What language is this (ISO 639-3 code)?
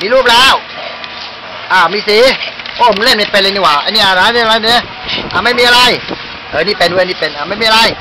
tha